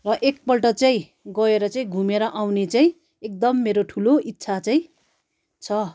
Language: Nepali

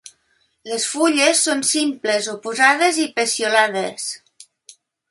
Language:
Catalan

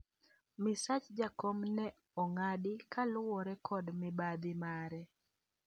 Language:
Luo (Kenya and Tanzania)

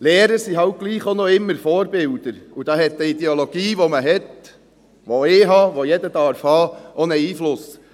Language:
Swiss German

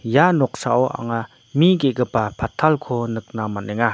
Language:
Garo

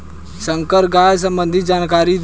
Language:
Bhojpuri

